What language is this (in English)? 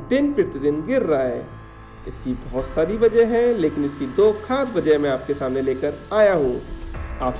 Hindi